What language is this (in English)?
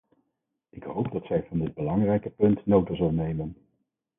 Dutch